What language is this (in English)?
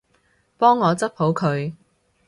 Cantonese